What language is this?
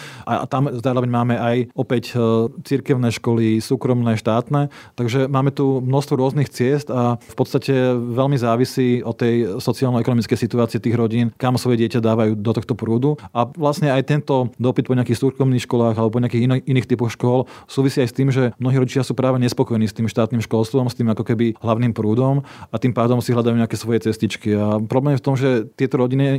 Slovak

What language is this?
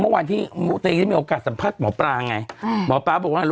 Thai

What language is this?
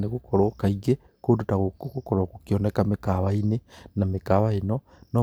Kikuyu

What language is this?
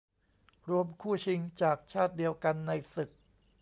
Thai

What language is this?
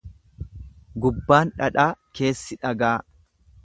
Oromo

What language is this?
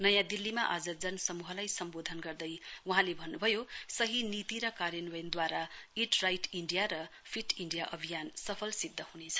Nepali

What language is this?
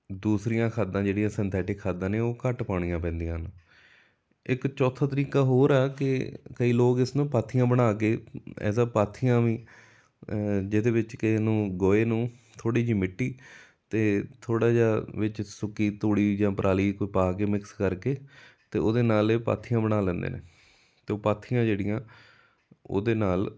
Punjabi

